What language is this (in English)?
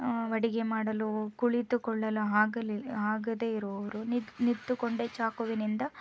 Kannada